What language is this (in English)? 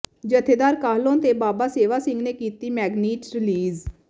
Punjabi